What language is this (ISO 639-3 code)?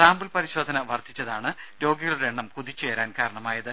mal